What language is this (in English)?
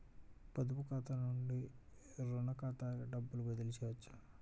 Telugu